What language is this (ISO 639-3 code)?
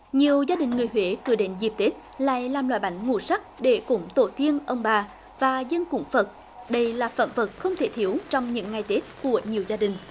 vie